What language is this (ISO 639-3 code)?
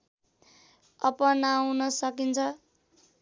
nep